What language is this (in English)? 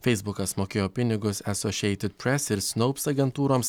Lithuanian